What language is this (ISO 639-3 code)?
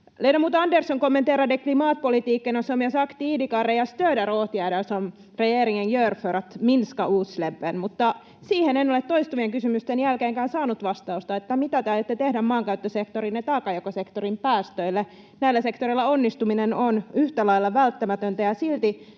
fin